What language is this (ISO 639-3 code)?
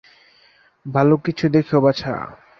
ben